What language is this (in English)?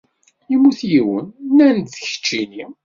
Kabyle